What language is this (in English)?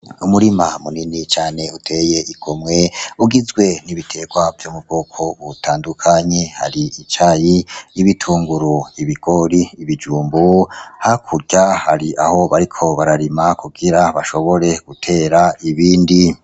Rundi